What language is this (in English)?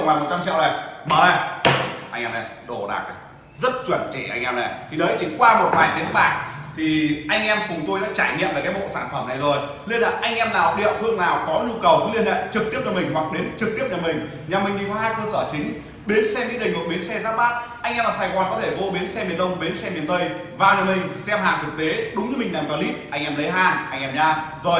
Vietnamese